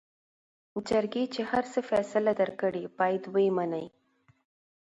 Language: Pashto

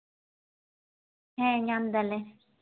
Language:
Santali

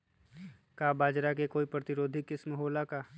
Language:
Magahi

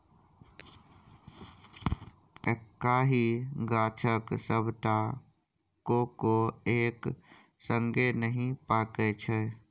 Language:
Maithili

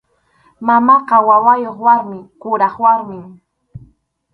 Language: Arequipa-La Unión Quechua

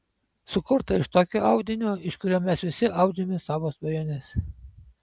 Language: Lithuanian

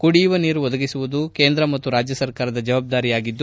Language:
Kannada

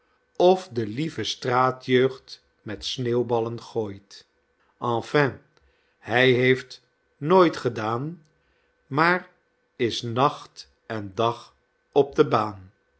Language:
Dutch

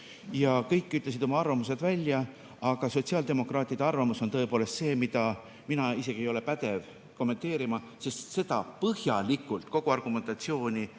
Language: Estonian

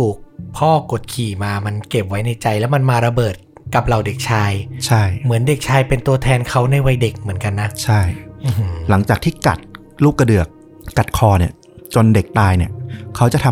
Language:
Thai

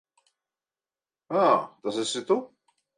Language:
Latvian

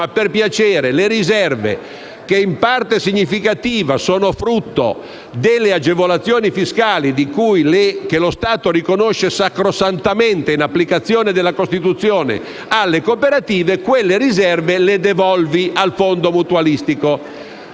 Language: Italian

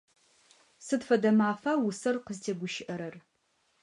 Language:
Adyghe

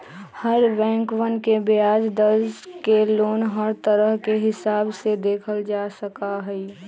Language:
Magahi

